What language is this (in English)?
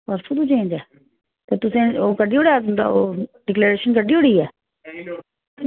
Dogri